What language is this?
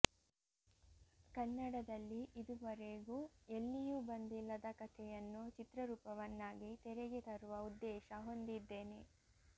Kannada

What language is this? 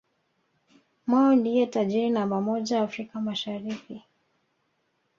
Swahili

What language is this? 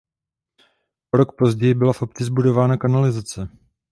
Czech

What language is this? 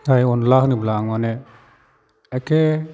Bodo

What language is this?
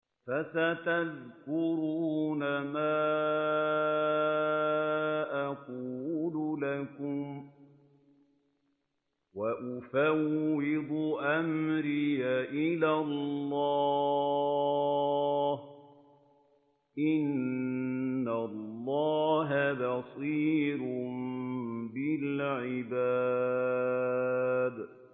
Arabic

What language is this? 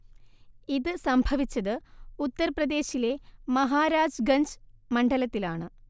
Malayalam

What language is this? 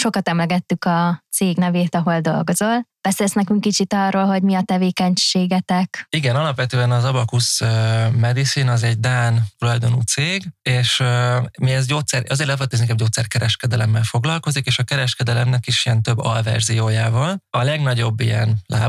Hungarian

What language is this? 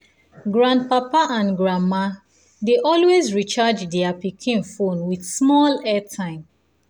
Nigerian Pidgin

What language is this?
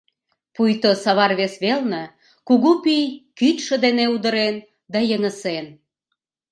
Mari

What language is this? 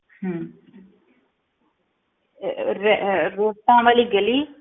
Punjabi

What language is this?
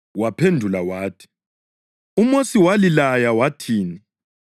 North Ndebele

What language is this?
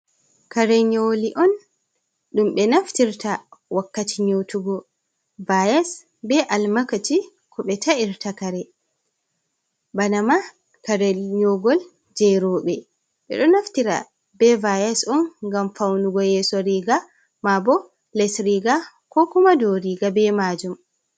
Fula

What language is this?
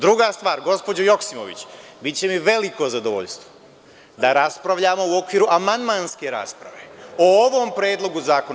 Serbian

